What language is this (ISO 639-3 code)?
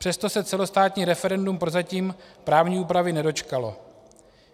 ces